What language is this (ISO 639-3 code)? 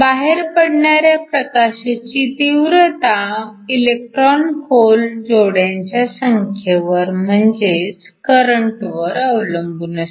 mar